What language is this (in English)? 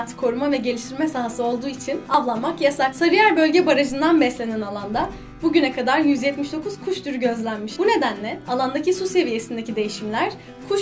Turkish